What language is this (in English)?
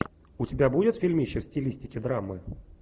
Russian